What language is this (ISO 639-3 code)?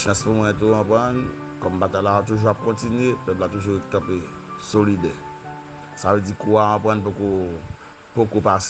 fra